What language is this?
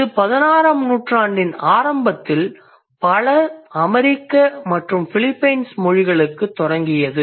Tamil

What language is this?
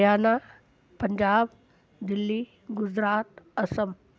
Sindhi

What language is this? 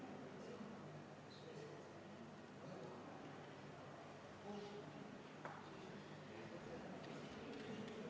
Estonian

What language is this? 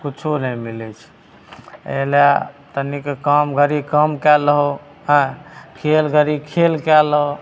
Maithili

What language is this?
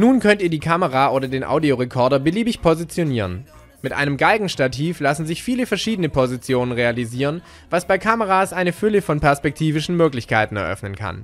German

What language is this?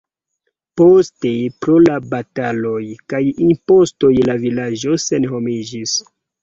Esperanto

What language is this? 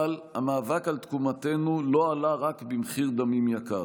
Hebrew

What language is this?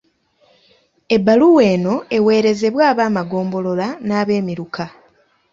Ganda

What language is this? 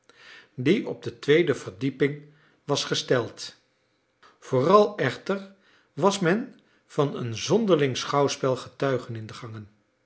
Dutch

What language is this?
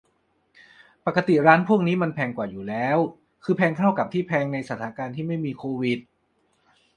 Thai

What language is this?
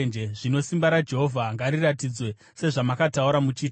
Shona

